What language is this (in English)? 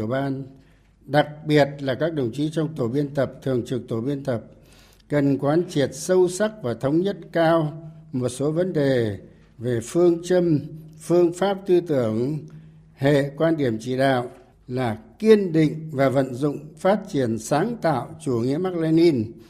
Vietnamese